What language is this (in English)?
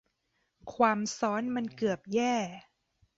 Thai